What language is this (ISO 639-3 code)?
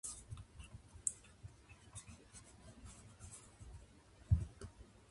jpn